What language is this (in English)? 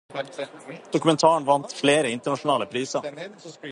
Norwegian Bokmål